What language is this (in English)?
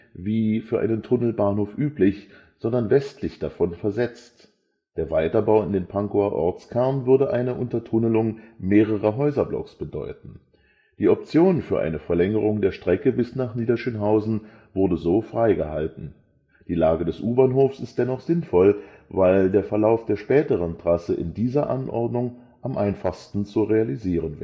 German